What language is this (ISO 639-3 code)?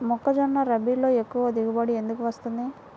tel